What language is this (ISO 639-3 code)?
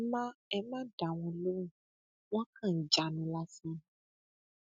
yor